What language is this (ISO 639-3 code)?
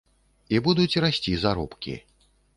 bel